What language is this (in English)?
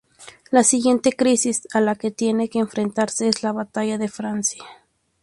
Spanish